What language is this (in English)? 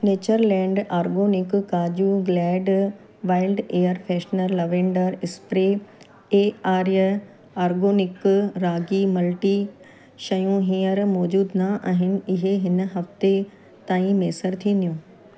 Sindhi